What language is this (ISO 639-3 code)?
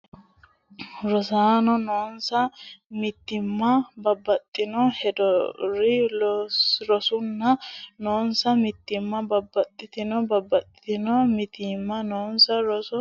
sid